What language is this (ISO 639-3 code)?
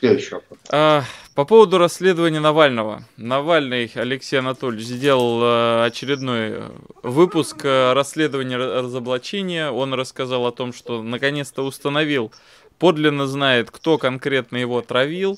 rus